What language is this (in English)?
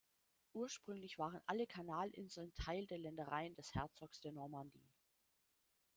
German